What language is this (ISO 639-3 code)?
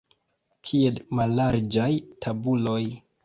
epo